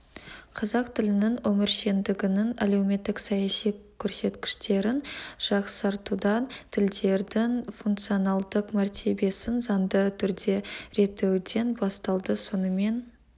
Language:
Kazakh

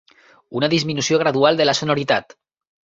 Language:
Catalan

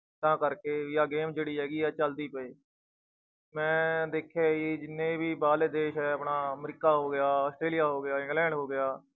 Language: Punjabi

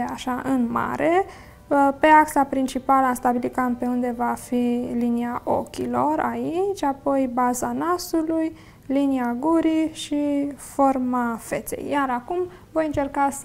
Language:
Romanian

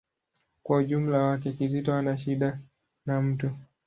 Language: Swahili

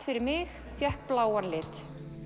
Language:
Icelandic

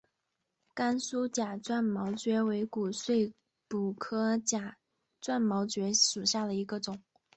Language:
Chinese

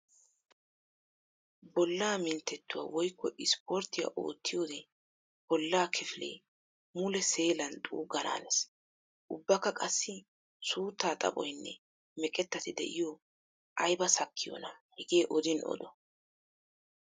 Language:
Wolaytta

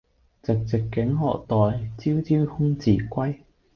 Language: Cantonese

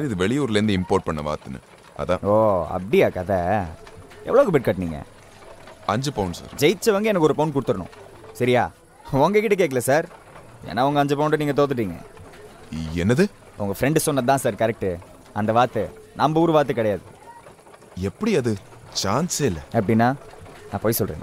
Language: Tamil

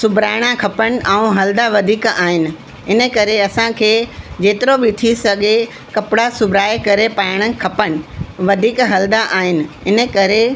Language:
Sindhi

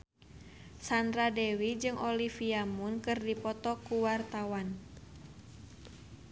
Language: Sundanese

